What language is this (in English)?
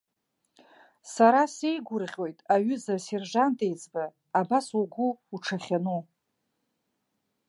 Abkhazian